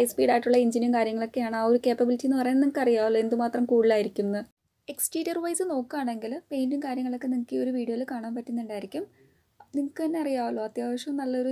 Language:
Thai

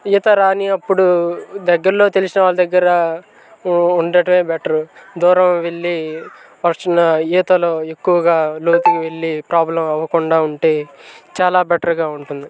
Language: Telugu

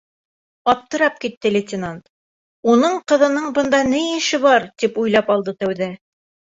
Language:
Bashkir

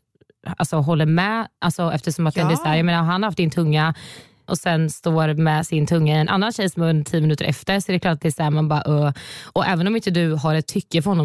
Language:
Swedish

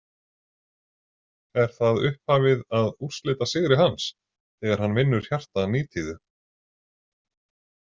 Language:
Icelandic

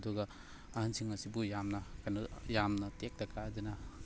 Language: Manipuri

